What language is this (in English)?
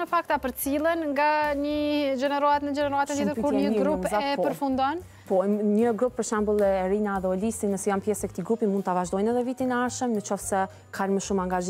Romanian